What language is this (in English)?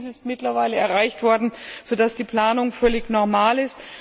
German